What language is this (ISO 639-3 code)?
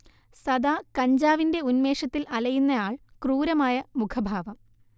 mal